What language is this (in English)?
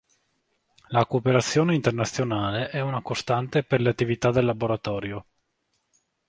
Italian